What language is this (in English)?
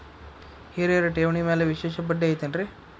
Kannada